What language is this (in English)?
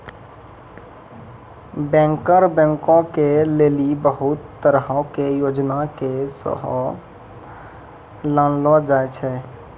Maithili